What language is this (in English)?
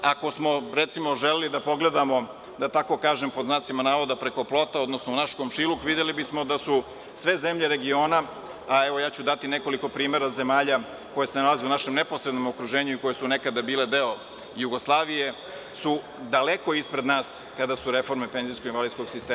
Serbian